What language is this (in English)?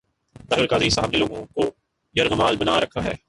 Urdu